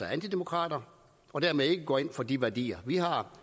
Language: Danish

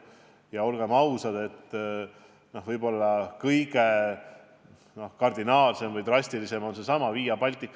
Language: Estonian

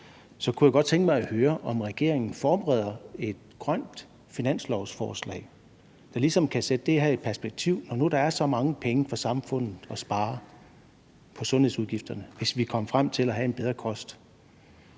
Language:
Danish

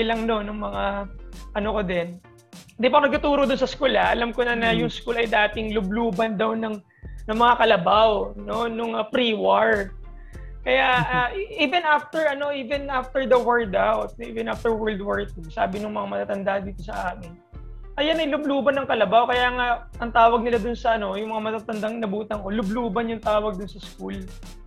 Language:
Filipino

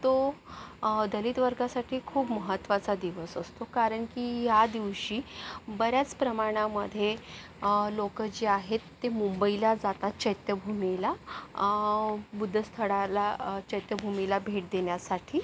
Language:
Marathi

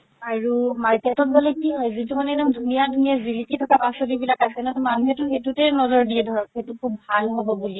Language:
Assamese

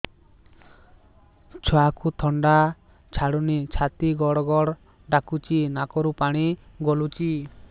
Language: Odia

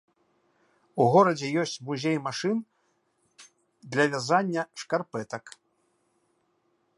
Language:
Belarusian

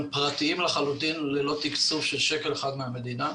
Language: Hebrew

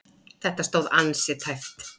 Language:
Icelandic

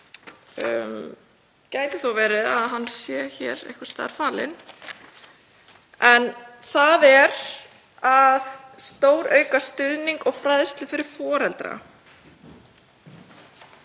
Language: Icelandic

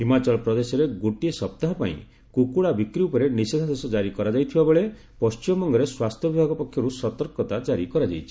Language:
Odia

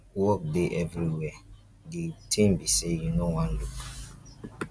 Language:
Nigerian Pidgin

